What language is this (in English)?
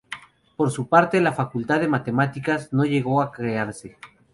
Spanish